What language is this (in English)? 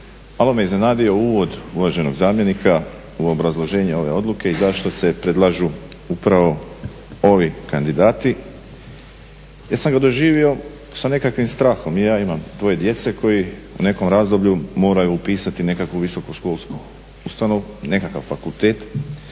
Croatian